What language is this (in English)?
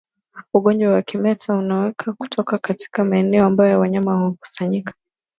Swahili